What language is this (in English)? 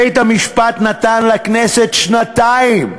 Hebrew